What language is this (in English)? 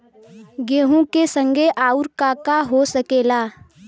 Bhojpuri